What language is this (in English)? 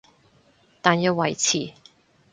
Cantonese